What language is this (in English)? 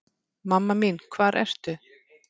Icelandic